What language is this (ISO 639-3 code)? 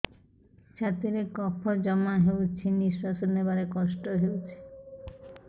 ori